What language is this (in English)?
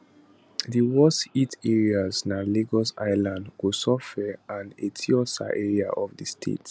Nigerian Pidgin